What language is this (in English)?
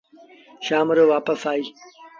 Sindhi Bhil